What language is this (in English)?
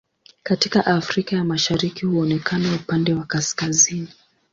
Swahili